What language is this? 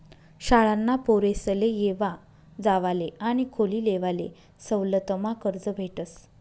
Marathi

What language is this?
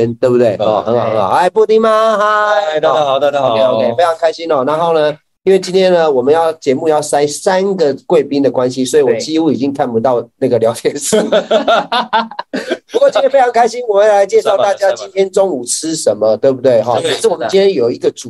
Chinese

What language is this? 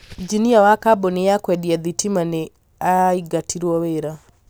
Kikuyu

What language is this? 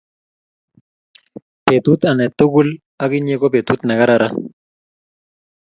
Kalenjin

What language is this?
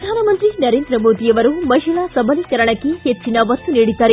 Kannada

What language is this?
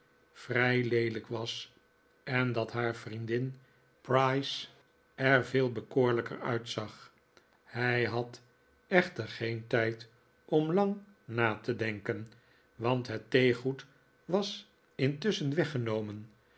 Dutch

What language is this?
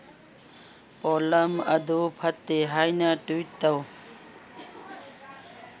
Manipuri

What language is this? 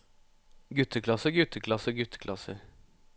Norwegian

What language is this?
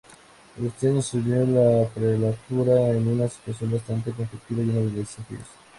Spanish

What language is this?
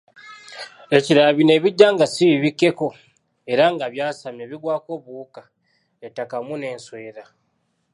Ganda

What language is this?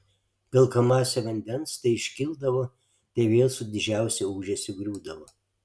Lithuanian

